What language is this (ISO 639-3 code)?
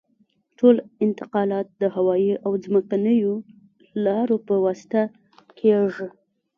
pus